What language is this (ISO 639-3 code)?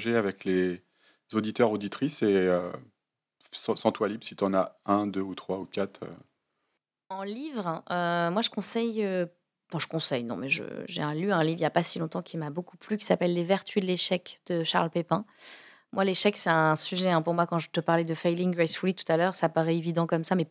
fra